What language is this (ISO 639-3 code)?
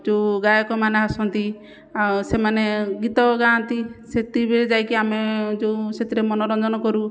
ori